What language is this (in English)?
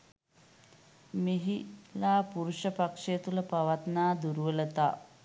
Sinhala